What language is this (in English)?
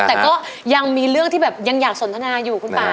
Thai